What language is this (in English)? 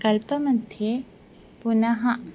Sanskrit